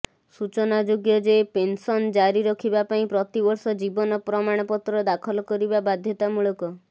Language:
Odia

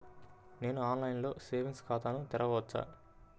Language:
Telugu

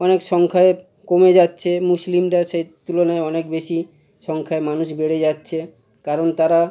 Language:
Bangla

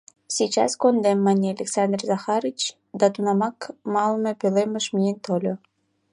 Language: Mari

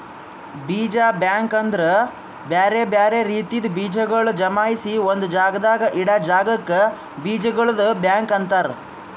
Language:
Kannada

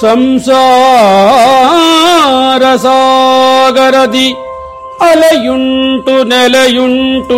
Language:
Kannada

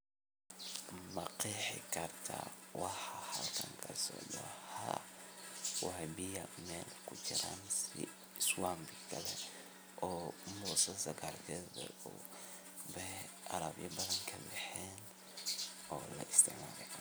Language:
Somali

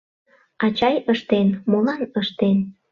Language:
Mari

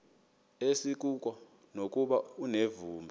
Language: Xhosa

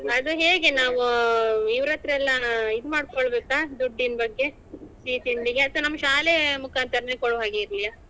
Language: Kannada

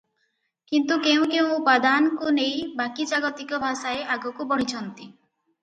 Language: Odia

